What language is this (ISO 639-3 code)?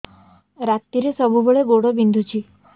ori